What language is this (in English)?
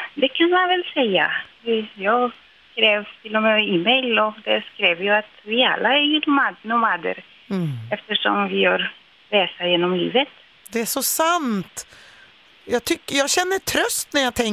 Swedish